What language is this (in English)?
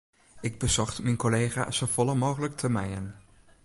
Western Frisian